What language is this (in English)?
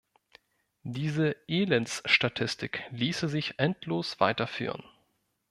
German